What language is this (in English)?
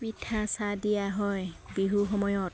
Assamese